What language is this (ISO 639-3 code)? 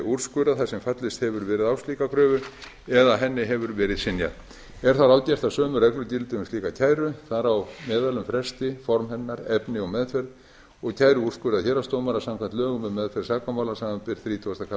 isl